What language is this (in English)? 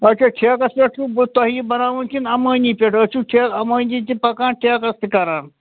Kashmiri